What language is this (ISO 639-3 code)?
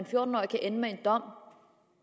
dan